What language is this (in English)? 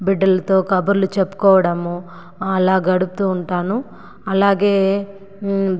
Telugu